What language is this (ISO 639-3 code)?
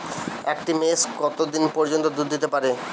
ben